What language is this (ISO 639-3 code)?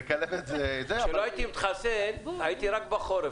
heb